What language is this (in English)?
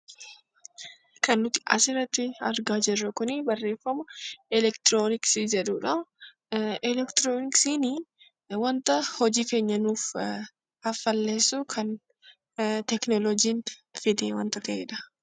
Oromo